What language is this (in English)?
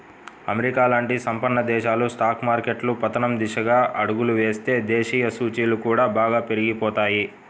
Telugu